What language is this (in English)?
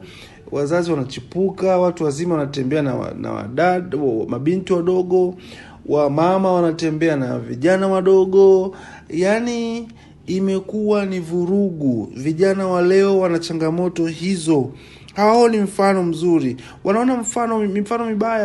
Swahili